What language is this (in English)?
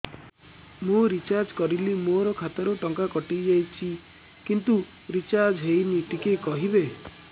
Odia